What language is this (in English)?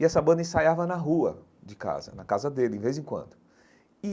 Portuguese